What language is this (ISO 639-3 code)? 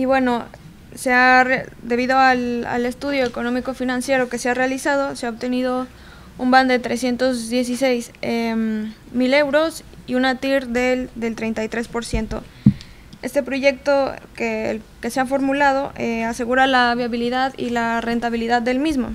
spa